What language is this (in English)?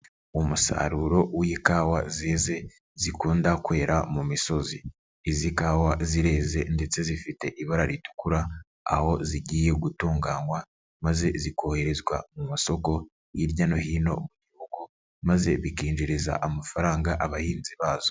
Kinyarwanda